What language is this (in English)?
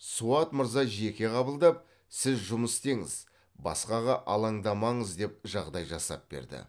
Kazakh